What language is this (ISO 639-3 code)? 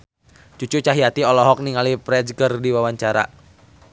sun